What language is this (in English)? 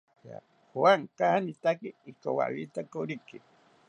South Ucayali Ashéninka